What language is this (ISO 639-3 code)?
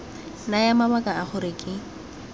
tsn